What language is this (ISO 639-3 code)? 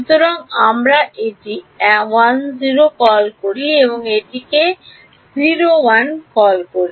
ben